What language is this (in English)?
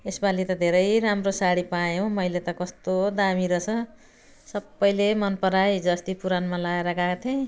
Nepali